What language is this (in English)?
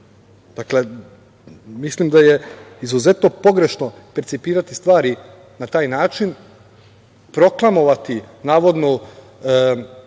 Serbian